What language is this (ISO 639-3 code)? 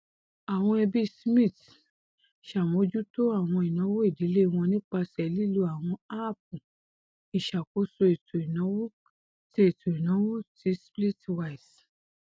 yor